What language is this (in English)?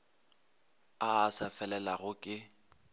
Northern Sotho